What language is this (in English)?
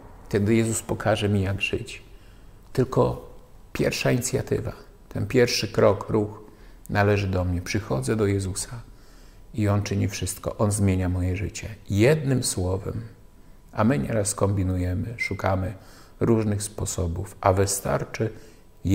Polish